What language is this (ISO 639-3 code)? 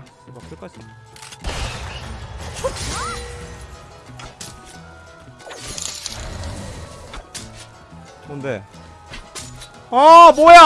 kor